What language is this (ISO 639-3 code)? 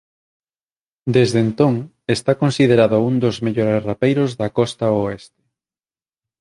glg